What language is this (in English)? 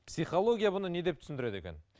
Kazakh